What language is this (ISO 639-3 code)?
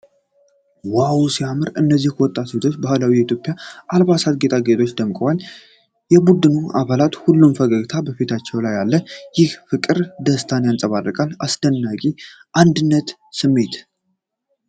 amh